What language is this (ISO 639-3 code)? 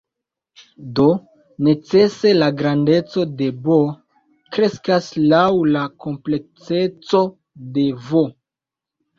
epo